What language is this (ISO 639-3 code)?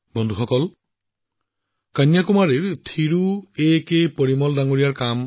asm